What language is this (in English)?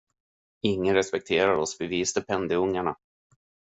Swedish